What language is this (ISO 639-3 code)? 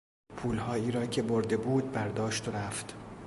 fas